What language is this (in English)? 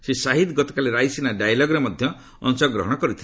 Odia